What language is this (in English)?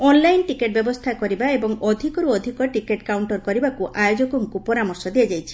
Odia